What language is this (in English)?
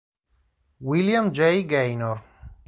Italian